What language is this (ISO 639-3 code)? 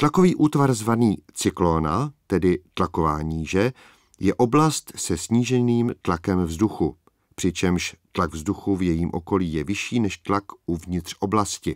ces